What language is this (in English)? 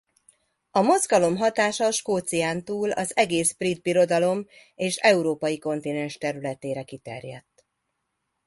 Hungarian